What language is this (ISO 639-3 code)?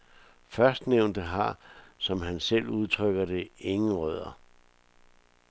dan